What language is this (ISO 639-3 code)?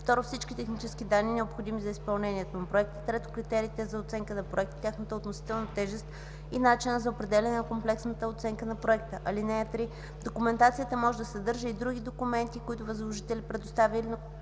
bul